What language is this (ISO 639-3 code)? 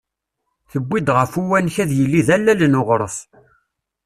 kab